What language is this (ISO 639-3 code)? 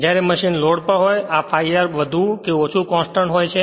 guj